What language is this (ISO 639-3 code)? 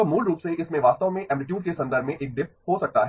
hin